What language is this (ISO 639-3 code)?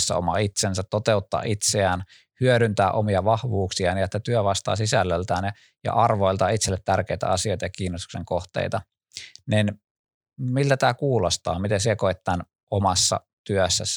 fin